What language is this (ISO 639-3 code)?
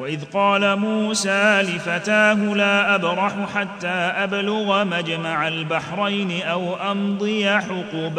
ara